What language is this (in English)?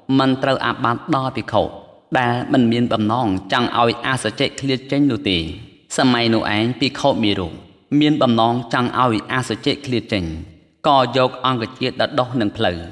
Thai